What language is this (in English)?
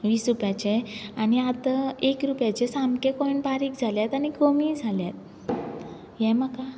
Konkani